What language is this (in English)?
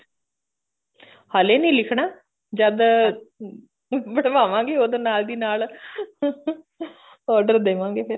Punjabi